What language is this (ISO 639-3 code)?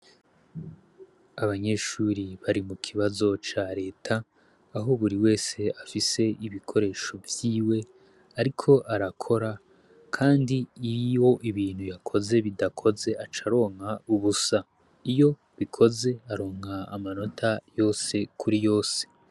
run